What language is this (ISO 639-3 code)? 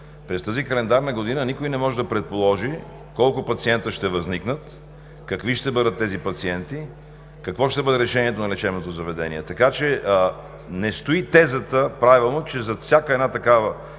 bul